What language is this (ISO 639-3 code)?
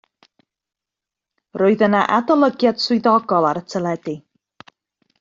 cym